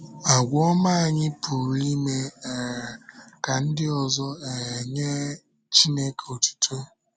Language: Igbo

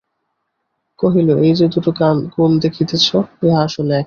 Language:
Bangla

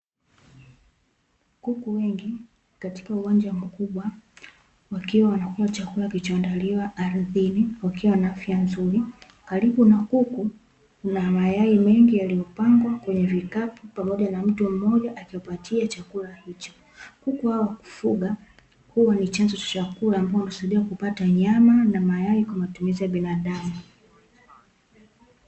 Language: Swahili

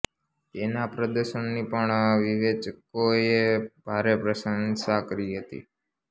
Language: Gujarati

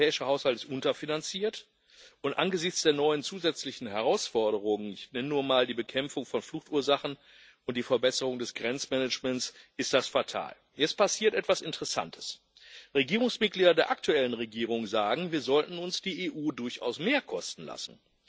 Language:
German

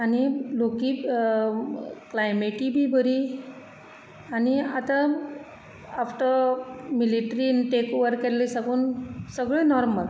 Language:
Konkani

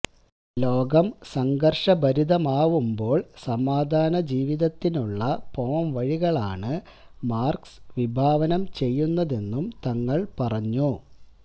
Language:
Malayalam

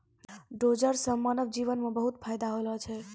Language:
Maithili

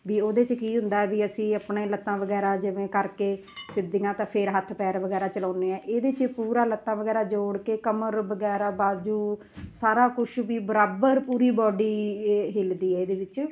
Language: Punjabi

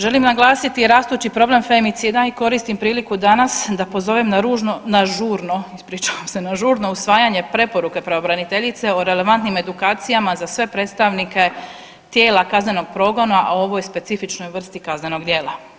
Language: Croatian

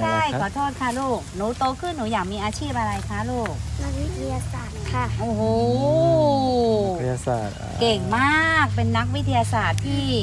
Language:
Thai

